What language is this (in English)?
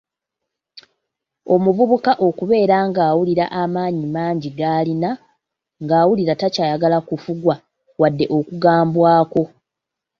Ganda